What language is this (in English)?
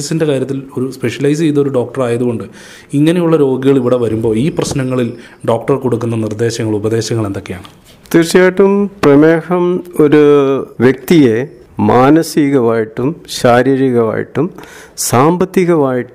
Malayalam